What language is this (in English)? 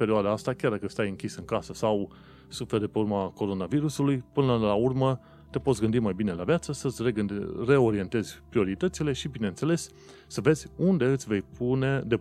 Romanian